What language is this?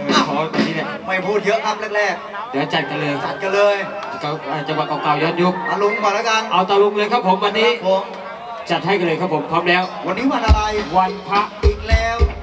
Thai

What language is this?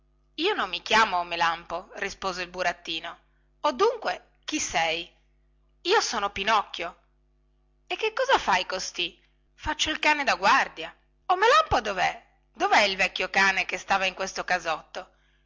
Italian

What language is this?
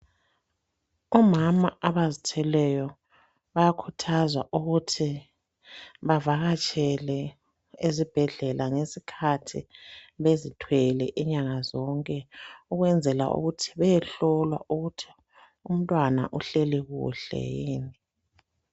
North Ndebele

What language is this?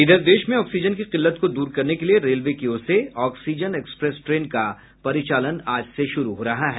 Hindi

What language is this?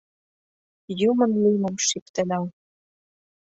Mari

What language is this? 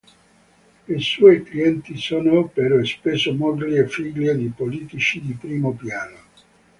Italian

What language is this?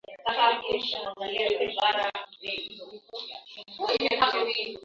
Swahili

